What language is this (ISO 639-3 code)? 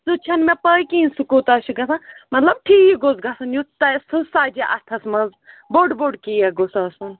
kas